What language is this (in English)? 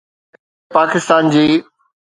Sindhi